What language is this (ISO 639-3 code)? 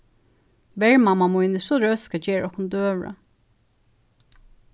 fao